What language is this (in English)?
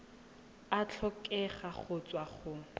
Tswana